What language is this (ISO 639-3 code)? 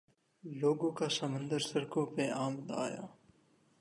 urd